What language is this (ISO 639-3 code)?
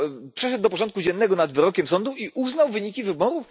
pol